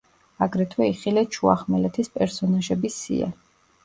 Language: Georgian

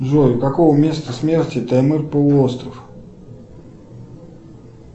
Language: Russian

